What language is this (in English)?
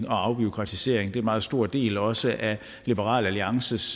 Danish